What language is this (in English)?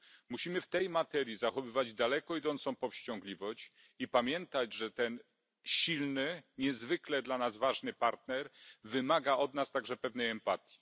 Polish